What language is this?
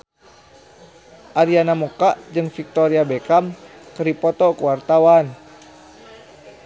Sundanese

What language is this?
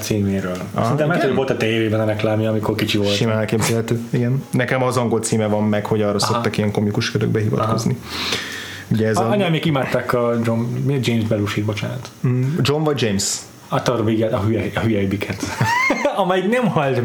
Hungarian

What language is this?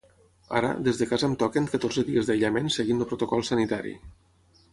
Catalan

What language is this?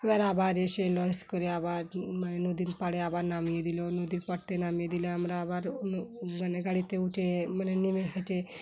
Bangla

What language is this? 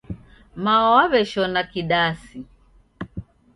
Taita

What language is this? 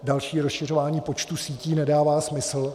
Czech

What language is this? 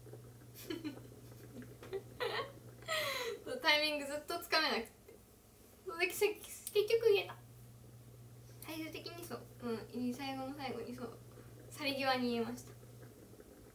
Japanese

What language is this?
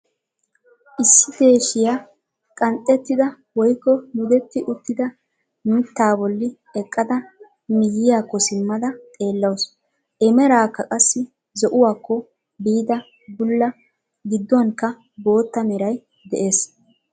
Wolaytta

